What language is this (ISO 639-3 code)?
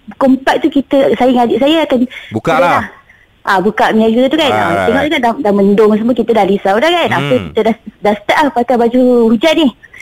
msa